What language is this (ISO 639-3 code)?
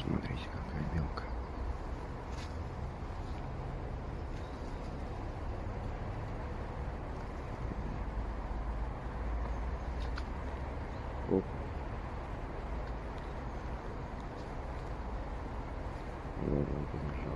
rus